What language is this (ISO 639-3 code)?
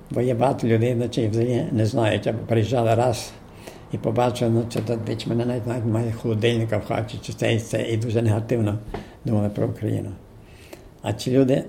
ukr